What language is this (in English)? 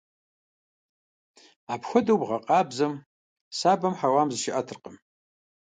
Kabardian